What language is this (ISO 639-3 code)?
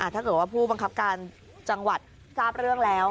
tha